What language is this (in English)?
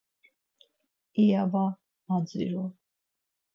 Laz